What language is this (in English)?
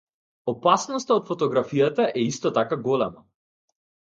Macedonian